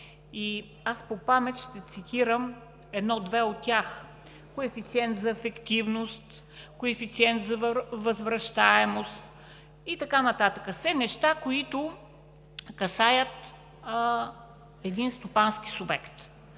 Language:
Bulgarian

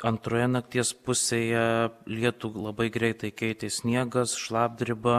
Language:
Lithuanian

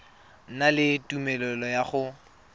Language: Tswana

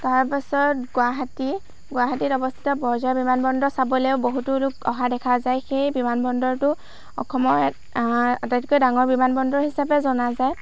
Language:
Assamese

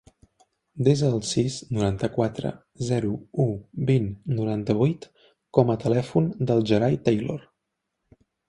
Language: Catalan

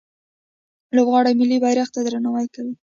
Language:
Pashto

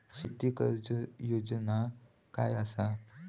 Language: Marathi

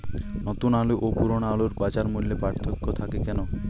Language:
Bangla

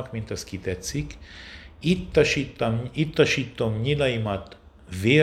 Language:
Hungarian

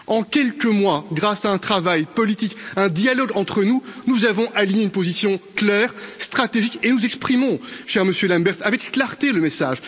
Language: French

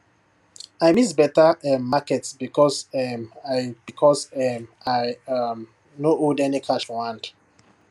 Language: Nigerian Pidgin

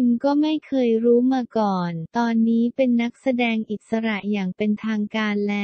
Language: Thai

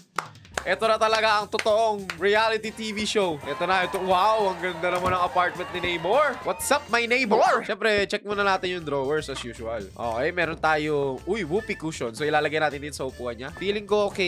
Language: Filipino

